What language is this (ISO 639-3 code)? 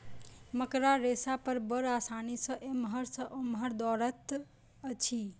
mai